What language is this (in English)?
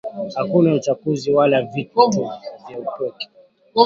Swahili